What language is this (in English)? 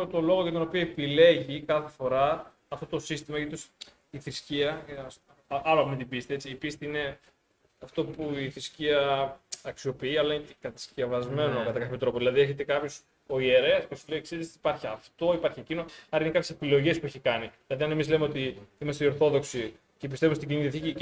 Greek